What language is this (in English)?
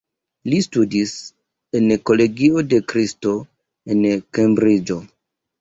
Esperanto